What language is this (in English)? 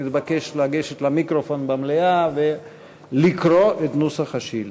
Hebrew